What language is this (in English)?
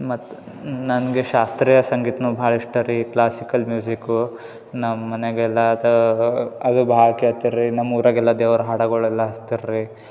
Kannada